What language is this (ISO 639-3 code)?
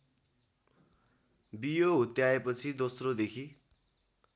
nep